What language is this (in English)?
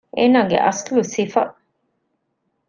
Divehi